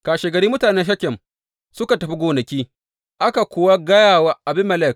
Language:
Hausa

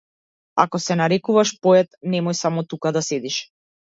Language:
Macedonian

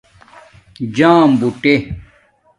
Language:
Domaaki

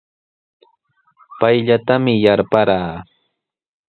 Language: Sihuas Ancash Quechua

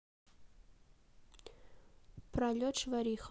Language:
Russian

